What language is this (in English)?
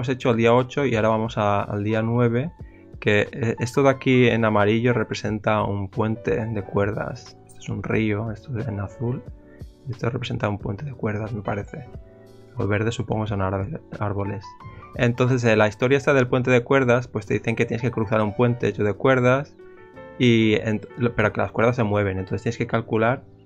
Spanish